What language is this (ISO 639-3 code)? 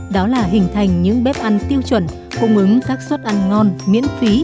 vie